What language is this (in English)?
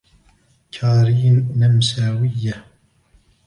Arabic